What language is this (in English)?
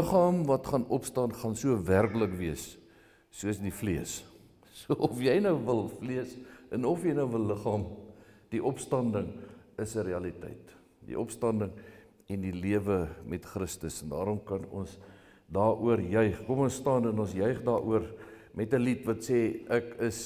Dutch